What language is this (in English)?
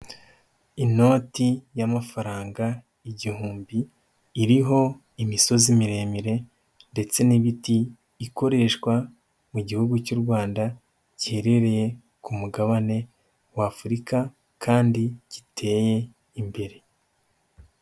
Kinyarwanda